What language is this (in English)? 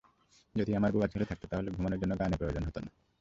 Bangla